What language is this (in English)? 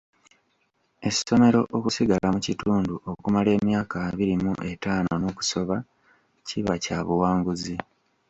Ganda